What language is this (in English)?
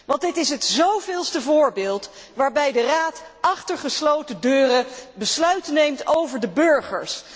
Dutch